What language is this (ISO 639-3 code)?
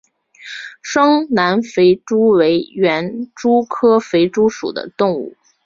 zho